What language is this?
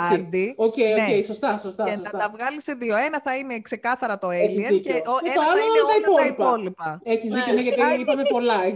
Greek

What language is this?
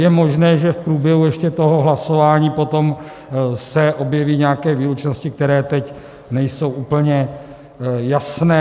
Czech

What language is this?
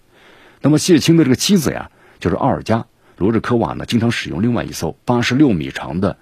Chinese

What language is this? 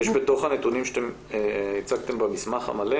Hebrew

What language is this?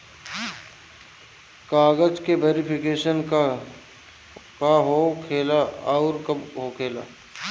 Bhojpuri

